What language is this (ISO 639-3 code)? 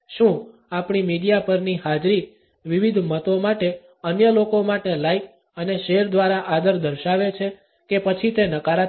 guj